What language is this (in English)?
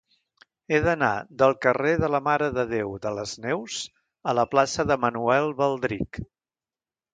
Catalan